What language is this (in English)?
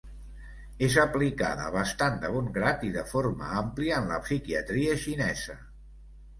Catalan